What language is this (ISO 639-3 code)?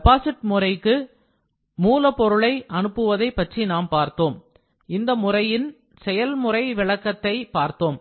tam